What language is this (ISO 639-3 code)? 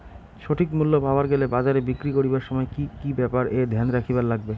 ben